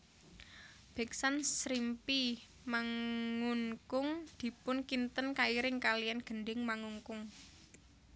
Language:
Javanese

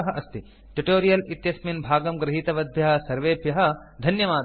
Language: Sanskrit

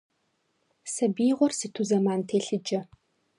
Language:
Kabardian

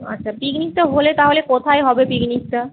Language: Bangla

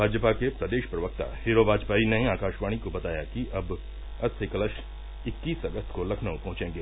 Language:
Hindi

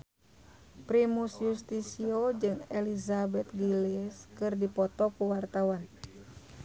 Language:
Sundanese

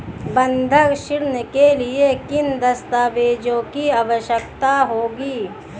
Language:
Hindi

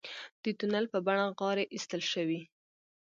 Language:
Pashto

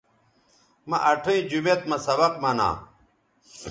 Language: Bateri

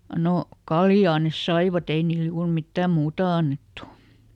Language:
Finnish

